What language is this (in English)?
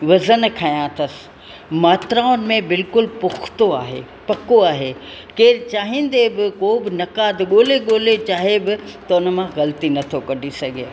Sindhi